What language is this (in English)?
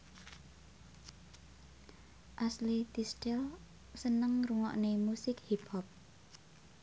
Javanese